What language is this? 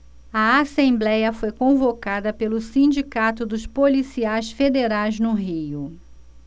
Portuguese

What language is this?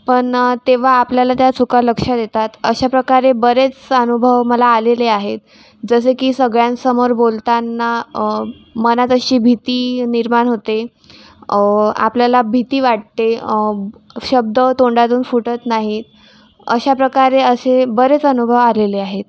Marathi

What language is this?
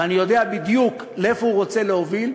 Hebrew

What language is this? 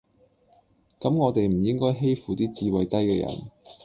Cantonese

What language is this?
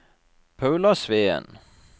Norwegian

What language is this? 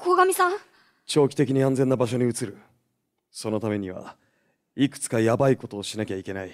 Japanese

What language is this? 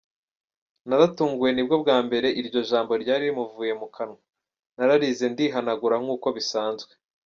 Kinyarwanda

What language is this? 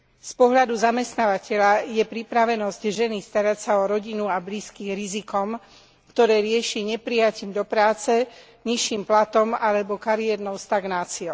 Slovak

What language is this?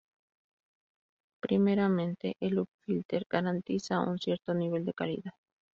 Spanish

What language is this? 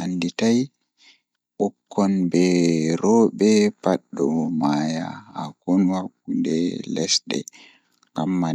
Fula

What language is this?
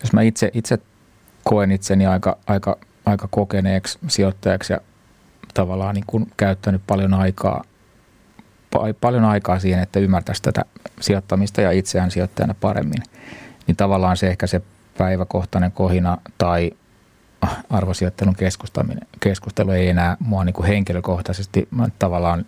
Finnish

